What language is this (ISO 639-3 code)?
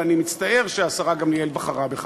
heb